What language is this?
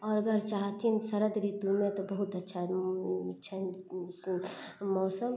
Maithili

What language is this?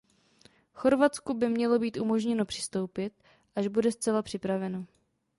Czech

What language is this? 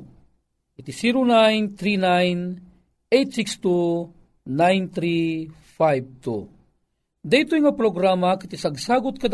Filipino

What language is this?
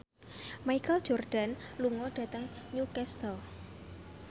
Javanese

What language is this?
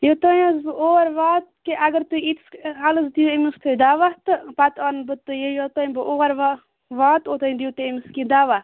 Kashmiri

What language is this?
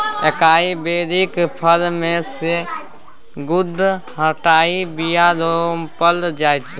Maithili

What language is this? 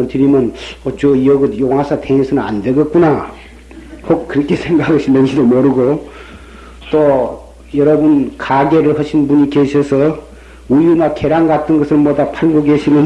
Korean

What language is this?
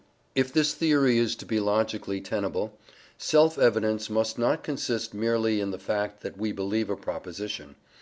English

